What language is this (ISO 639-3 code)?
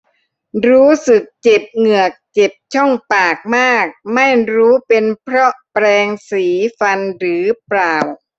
tha